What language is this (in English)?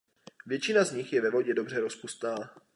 Czech